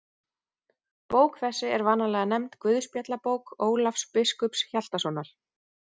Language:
Icelandic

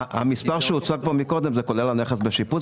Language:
Hebrew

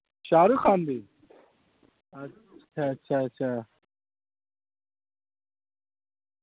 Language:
Urdu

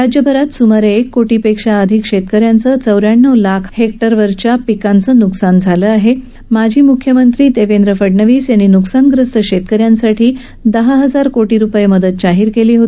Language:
Marathi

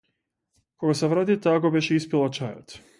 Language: Macedonian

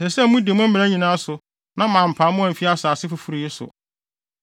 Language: Akan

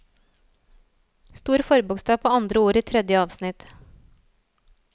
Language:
Norwegian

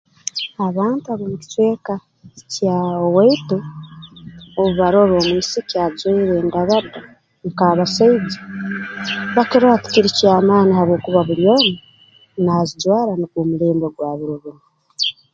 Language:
Tooro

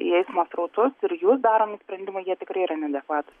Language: Lithuanian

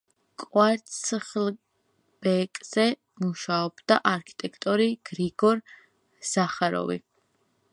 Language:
Georgian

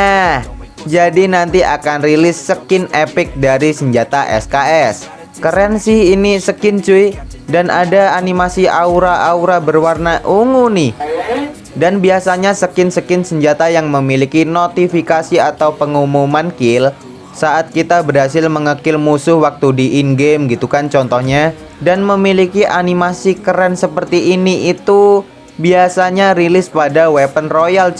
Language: Indonesian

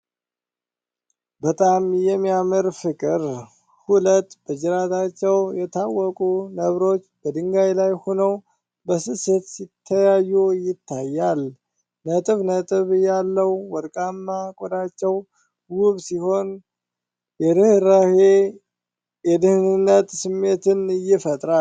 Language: Amharic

